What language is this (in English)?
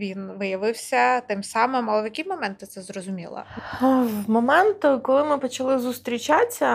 Ukrainian